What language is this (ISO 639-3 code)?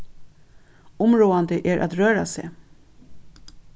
fao